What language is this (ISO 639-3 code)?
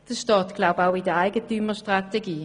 gsw